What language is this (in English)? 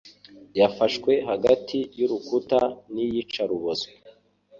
Kinyarwanda